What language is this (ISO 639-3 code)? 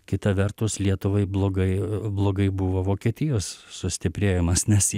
lit